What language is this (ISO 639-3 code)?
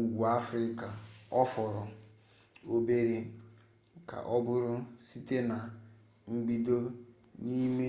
ibo